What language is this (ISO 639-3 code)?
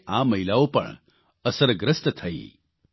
guj